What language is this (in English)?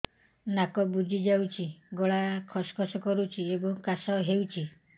Odia